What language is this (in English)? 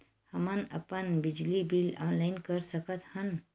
Chhattisgarhi